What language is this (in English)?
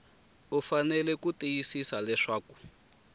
Tsonga